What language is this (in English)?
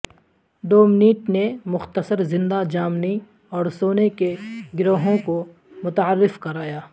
Urdu